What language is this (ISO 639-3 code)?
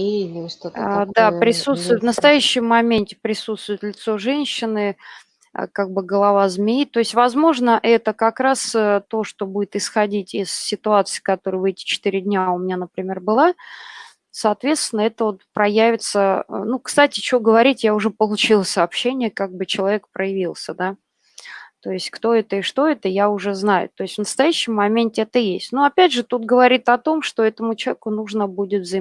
rus